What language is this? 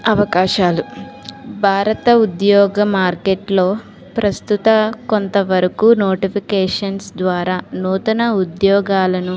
Telugu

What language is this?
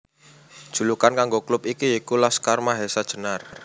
Javanese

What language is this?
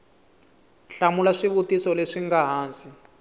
Tsonga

